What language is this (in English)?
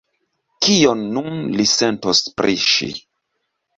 Esperanto